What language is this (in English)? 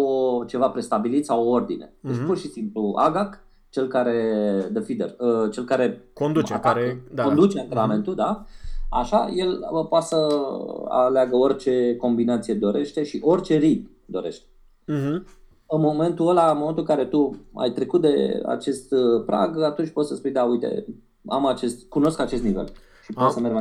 Romanian